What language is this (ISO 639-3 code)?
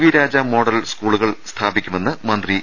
mal